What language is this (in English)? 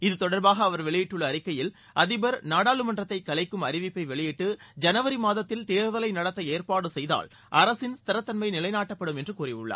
Tamil